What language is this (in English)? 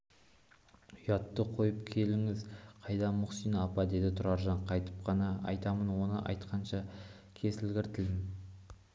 Kazakh